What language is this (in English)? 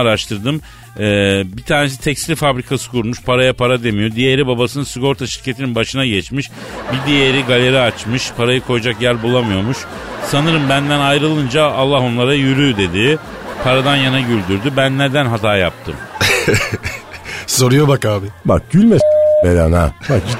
Turkish